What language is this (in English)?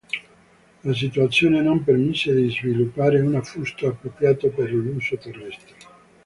Italian